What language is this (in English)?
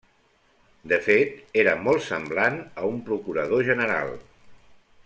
Catalan